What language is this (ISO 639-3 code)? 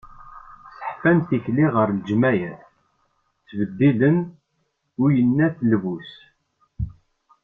kab